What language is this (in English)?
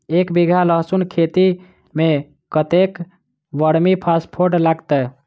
Maithili